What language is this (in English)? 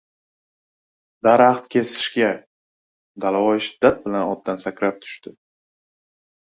Uzbek